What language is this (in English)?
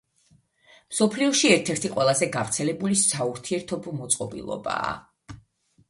Georgian